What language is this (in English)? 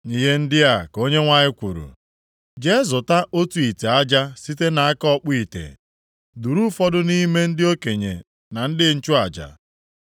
Igbo